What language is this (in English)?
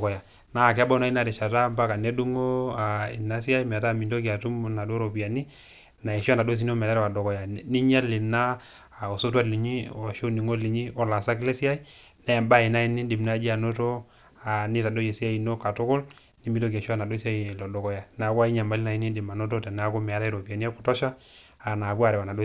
Masai